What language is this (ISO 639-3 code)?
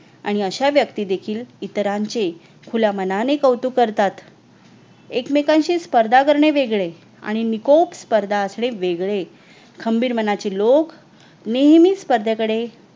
mar